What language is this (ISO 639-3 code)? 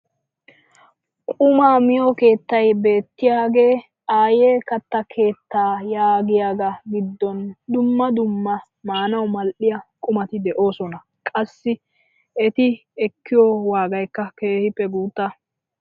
wal